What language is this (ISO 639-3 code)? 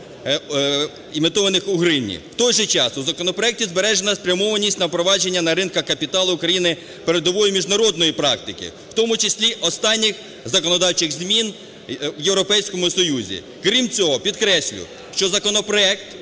ukr